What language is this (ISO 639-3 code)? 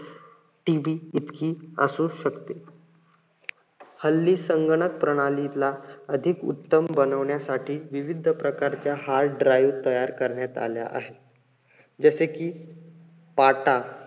mar